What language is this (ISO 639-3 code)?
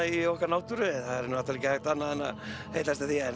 isl